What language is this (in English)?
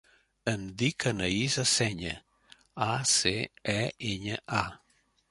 Catalan